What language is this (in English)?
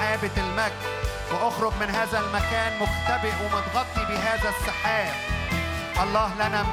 Arabic